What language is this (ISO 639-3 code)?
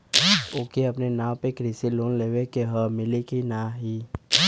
bho